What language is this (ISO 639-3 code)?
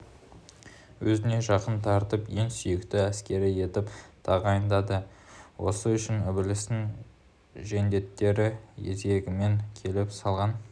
kaz